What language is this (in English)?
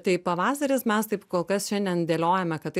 Lithuanian